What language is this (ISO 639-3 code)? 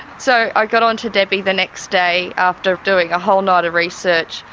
eng